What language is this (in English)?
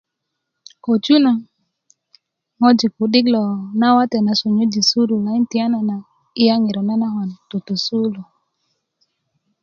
Kuku